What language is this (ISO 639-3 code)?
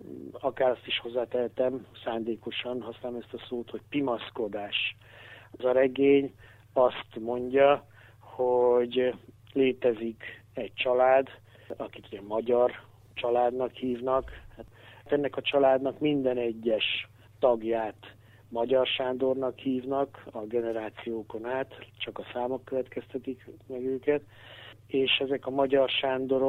hun